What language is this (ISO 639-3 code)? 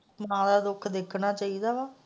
pan